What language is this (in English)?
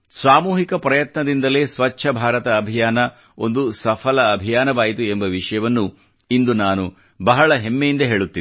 Kannada